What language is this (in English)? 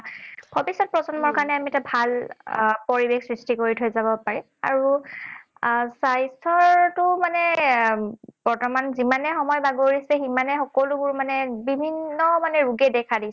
Assamese